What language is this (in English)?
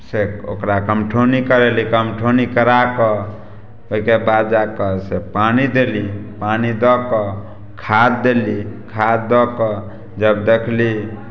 Maithili